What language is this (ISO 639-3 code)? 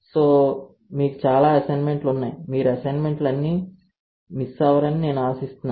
tel